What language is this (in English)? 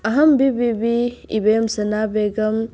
Manipuri